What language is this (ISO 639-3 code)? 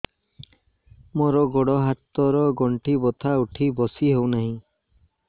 ori